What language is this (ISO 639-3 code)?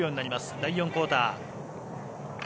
jpn